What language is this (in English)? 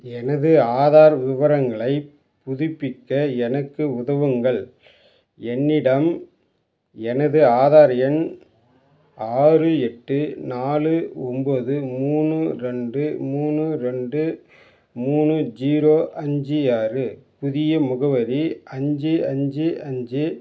Tamil